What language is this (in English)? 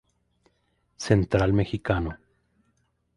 Spanish